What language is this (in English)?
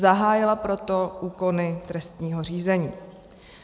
Czech